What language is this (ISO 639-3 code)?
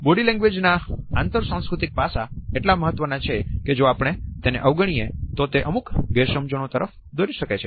guj